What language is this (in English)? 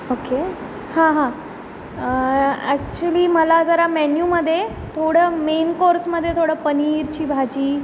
Marathi